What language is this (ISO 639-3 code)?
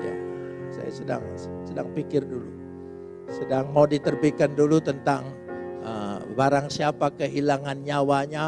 ind